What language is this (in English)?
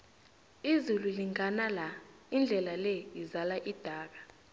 South Ndebele